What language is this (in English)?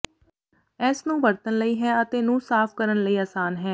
Punjabi